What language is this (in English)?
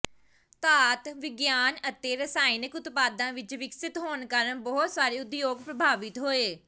Punjabi